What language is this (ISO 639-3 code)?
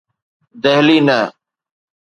snd